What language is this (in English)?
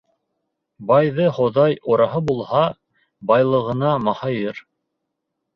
Bashkir